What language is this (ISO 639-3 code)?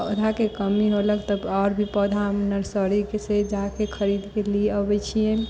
mai